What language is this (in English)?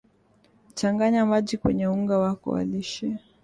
Swahili